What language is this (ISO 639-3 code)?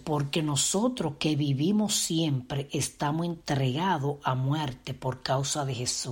spa